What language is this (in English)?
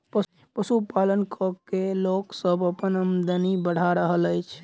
Maithili